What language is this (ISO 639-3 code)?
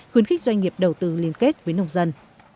vie